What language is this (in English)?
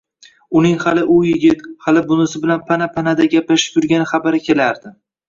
Uzbek